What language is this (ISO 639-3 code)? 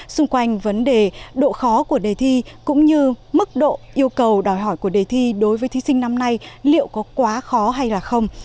vie